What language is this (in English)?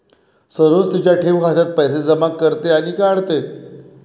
Marathi